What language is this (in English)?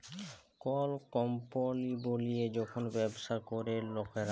Bangla